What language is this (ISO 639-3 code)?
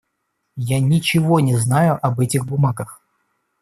rus